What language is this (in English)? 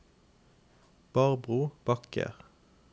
Norwegian